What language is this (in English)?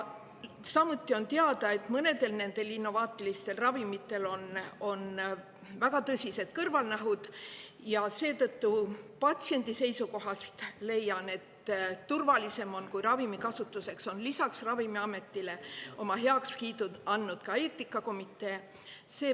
Estonian